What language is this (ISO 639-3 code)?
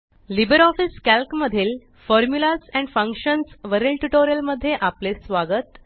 mar